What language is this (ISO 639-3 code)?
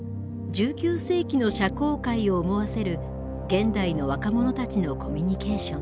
jpn